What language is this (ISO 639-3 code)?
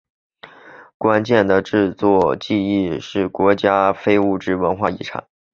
zho